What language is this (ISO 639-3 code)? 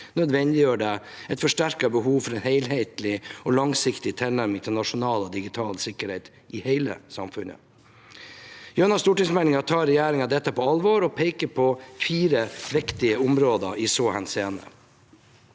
nor